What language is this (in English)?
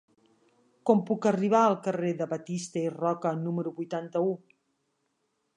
Catalan